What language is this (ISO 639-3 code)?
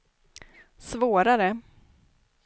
swe